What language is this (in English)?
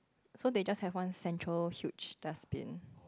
English